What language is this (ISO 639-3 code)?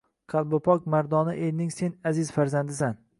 uzb